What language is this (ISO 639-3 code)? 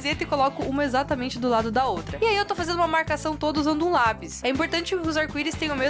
por